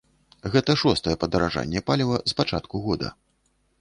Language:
Belarusian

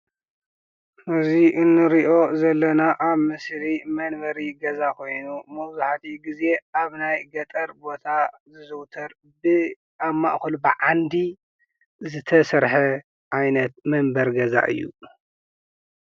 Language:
Tigrinya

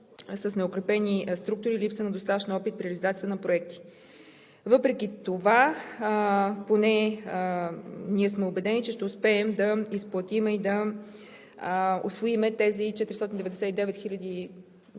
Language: Bulgarian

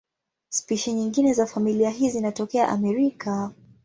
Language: Swahili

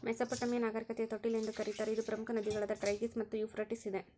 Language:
Kannada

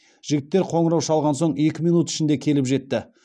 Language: Kazakh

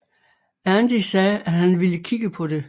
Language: Danish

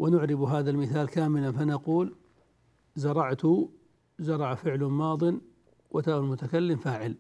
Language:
Arabic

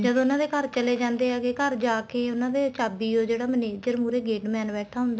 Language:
Punjabi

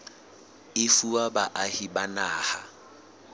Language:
Southern Sotho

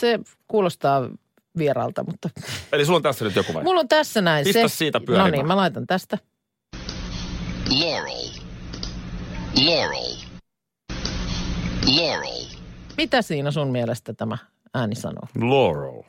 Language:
Finnish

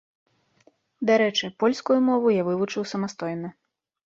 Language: Belarusian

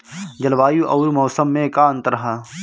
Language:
Bhojpuri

